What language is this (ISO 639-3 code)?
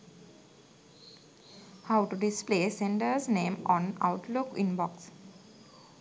sin